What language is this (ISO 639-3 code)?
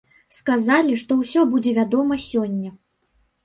bel